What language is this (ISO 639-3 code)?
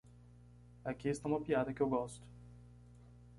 por